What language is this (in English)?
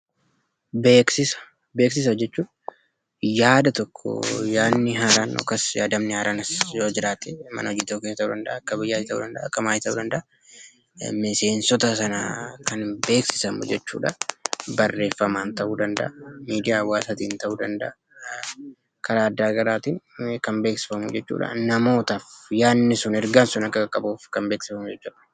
Oromo